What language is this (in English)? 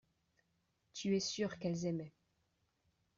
French